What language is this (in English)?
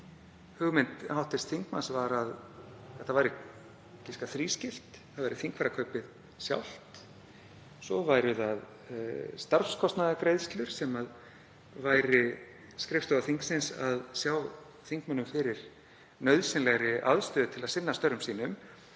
Icelandic